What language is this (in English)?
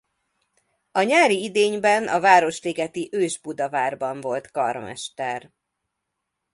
Hungarian